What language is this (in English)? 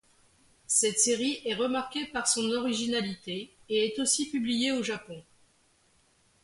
French